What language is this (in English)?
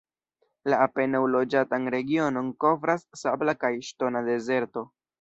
Esperanto